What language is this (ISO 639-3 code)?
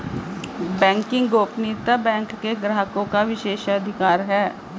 hin